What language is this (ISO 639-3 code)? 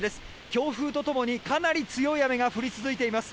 jpn